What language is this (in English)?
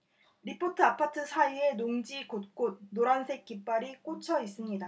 Korean